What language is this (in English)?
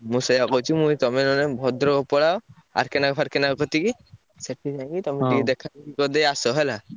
Odia